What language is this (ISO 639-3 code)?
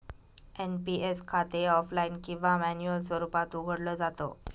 mar